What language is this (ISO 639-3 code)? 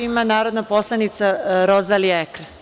srp